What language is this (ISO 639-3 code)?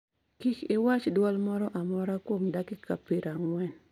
luo